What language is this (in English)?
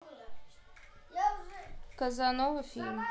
Russian